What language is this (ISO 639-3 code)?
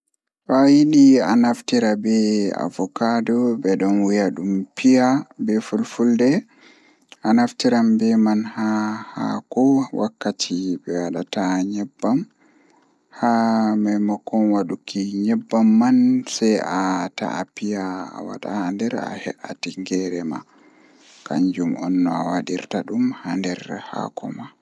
ful